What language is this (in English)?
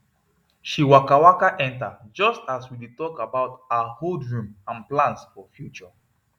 Nigerian Pidgin